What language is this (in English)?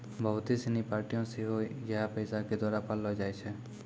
Maithili